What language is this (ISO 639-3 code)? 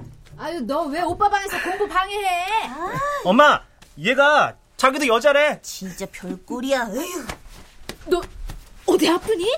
kor